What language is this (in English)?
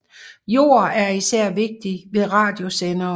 Danish